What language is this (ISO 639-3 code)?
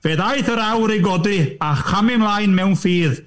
cym